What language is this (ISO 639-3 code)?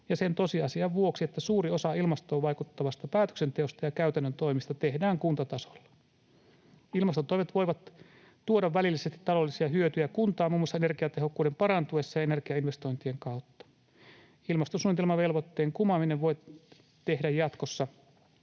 fin